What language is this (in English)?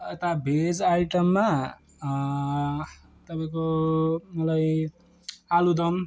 Nepali